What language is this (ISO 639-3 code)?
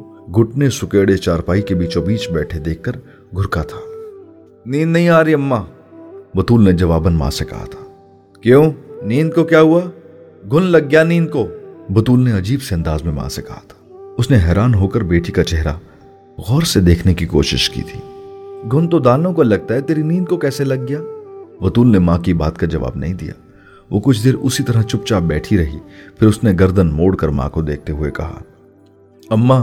urd